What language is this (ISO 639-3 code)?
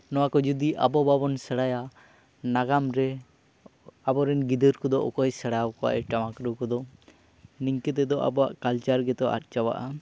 sat